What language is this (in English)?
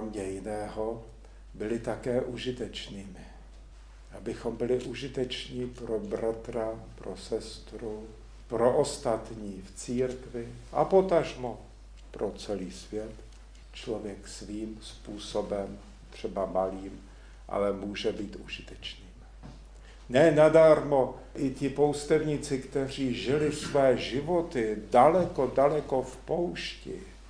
Czech